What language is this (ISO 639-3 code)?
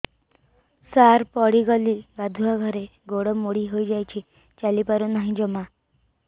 ori